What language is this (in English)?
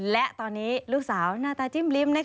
Thai